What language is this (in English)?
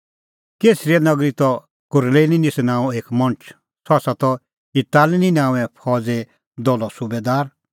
Kullu Pahari